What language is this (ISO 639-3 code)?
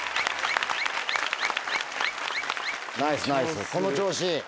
jpn